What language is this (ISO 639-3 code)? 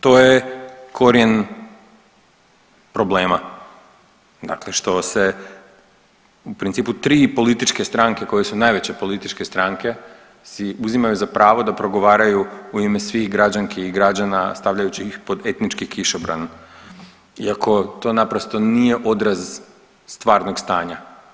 hrv